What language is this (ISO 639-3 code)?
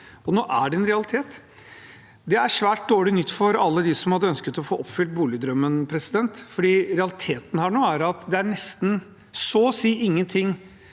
nor